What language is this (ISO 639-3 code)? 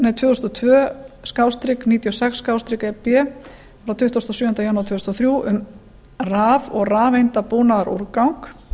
isl